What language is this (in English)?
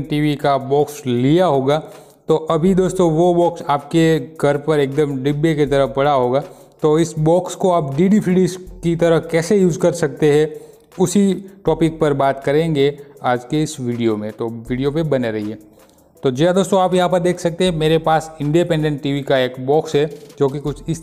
Hindi